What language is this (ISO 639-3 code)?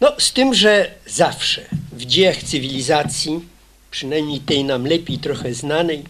pol